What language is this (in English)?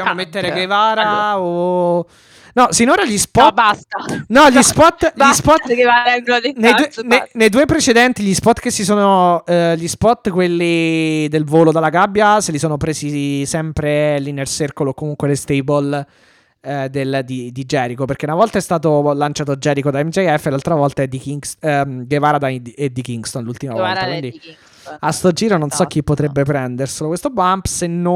Italian